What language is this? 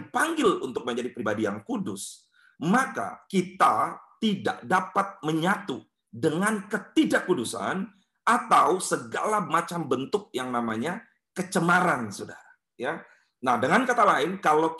Indonesian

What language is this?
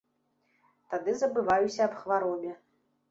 Belarusian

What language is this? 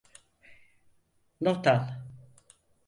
Turkish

